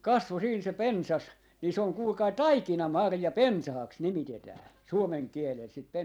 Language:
Finnish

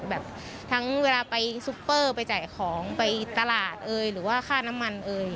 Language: Thai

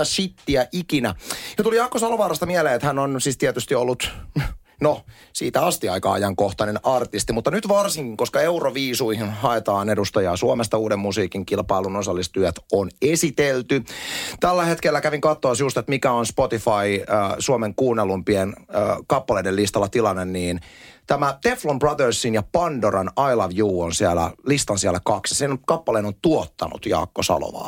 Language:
Finnish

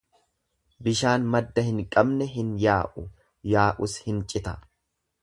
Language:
Oromo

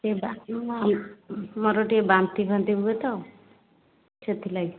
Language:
Odia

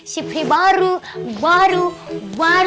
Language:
Indonesian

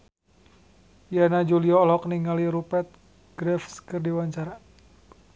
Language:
Sundanese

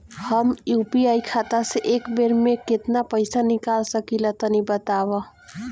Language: Bhojpuri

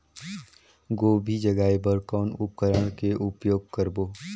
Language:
Chhattisgarhi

